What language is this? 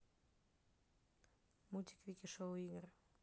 Russian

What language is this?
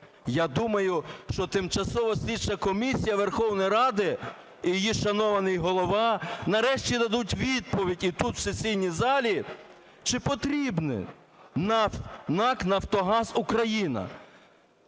Ukrainian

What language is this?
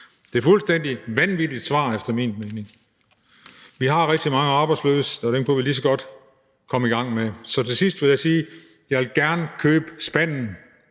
Danish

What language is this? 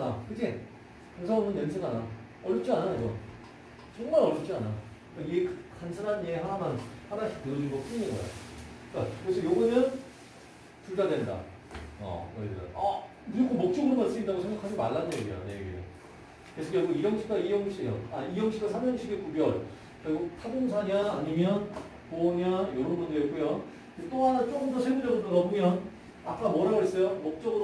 Korean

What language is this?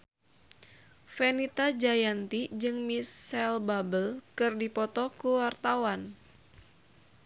Sundanese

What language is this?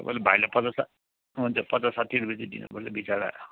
Nepali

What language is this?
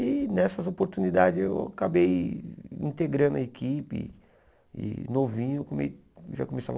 Portuguese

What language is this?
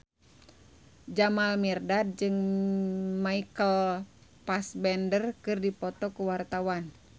Sundanese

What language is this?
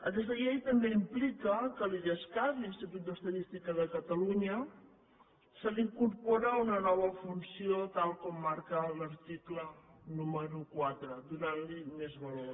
Catalan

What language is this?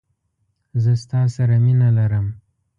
Pashto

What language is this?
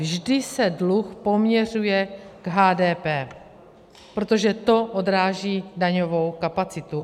Czech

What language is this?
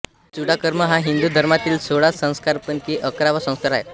Marathi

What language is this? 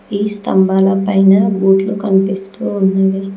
Telugu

